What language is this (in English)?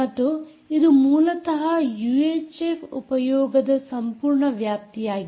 Kannada